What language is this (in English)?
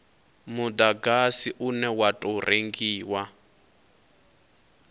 Venda